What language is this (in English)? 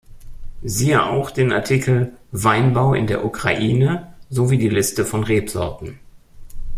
German